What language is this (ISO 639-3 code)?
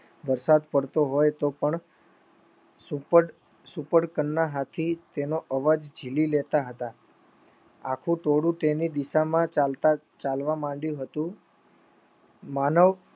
guj